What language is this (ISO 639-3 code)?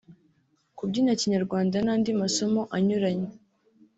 kin